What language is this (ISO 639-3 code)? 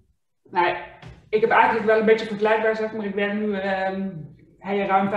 nld